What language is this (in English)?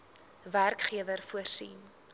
Afrikaans